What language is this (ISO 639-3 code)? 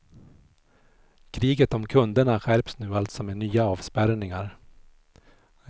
swe